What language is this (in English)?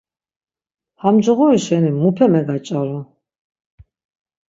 Laz